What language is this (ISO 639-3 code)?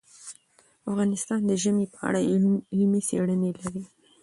pus